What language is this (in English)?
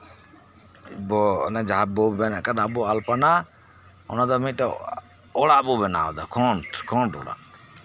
Santali